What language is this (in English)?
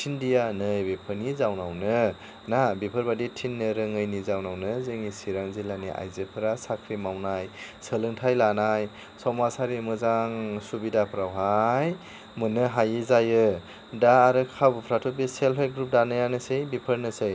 Bodo